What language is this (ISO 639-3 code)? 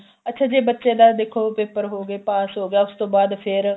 pan